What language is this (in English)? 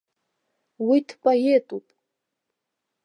Abkhazian